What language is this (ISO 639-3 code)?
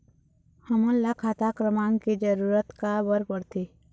hne